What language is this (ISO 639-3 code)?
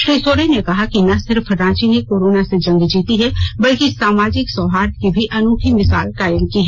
hin